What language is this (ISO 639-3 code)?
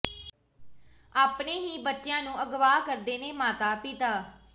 pan